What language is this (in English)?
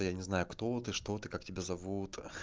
Russian